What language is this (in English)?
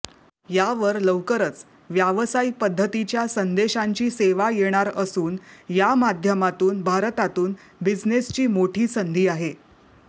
Marathi